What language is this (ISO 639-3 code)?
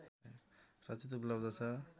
nep